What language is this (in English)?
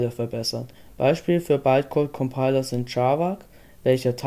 German